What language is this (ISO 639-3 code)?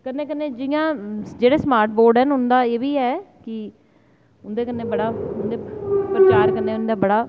doi